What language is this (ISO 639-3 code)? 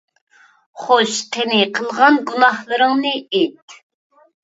uig